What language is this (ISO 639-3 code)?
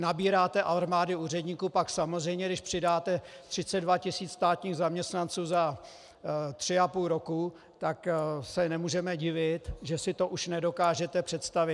ces